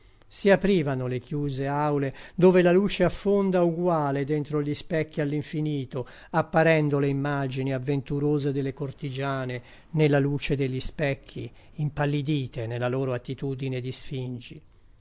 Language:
Italian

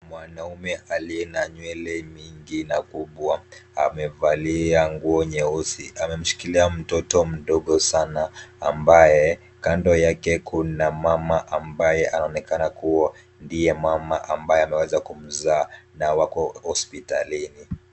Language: Swahili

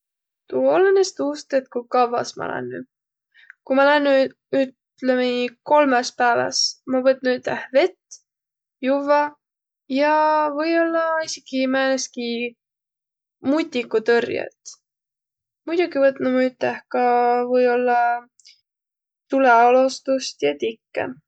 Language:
Võro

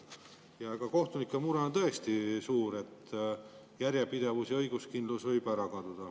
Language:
Estonian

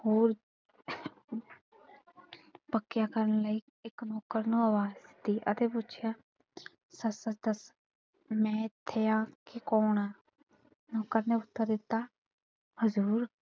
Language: Punjabi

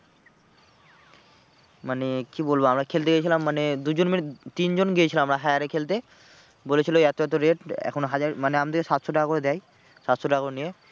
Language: Bangla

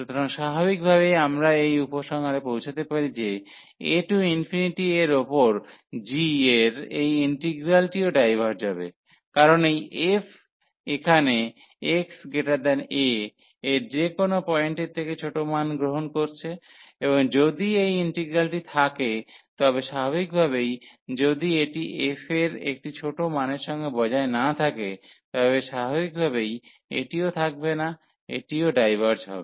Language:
Bangla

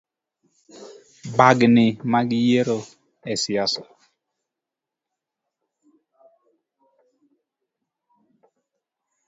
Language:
Luo (Kenya and Tanzania)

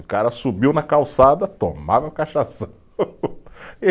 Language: Portuguese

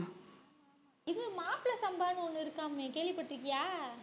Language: Tamil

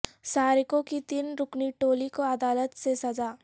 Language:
Urdu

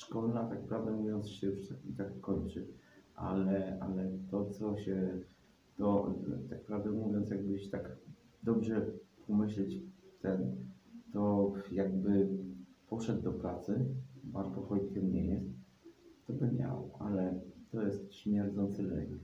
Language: Polish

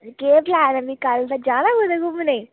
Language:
Dogri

